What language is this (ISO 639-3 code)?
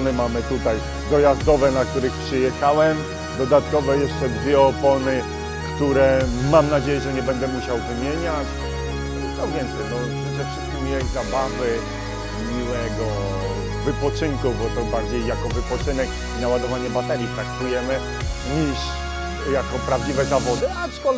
pol